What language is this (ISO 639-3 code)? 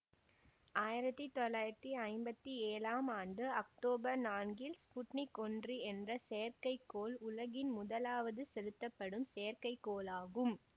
tam